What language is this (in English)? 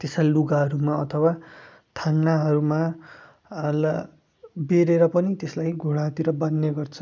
Nepali